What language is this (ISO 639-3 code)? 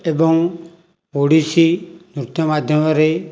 ori